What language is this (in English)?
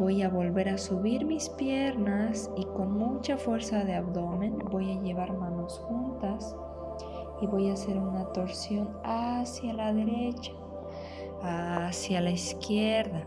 Spanish